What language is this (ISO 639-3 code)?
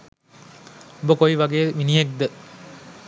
sin